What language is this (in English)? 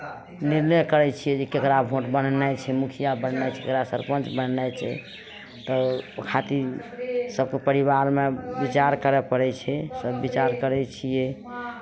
Maithili